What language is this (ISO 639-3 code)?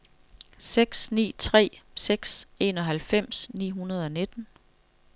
dan